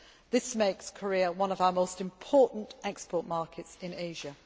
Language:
English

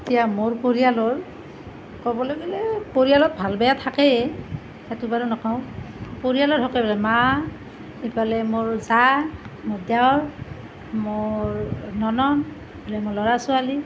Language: Assamese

